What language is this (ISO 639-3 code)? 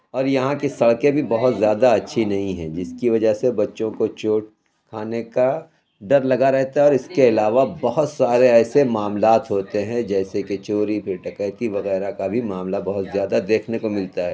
urd